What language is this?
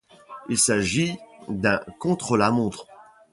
French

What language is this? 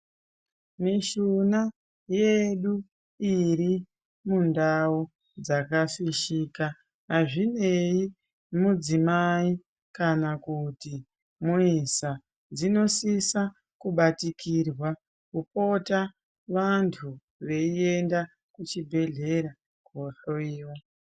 Ndau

